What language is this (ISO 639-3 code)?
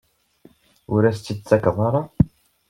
kab